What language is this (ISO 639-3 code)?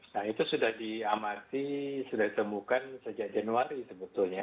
ind